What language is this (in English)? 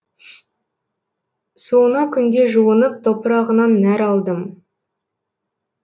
Kazakh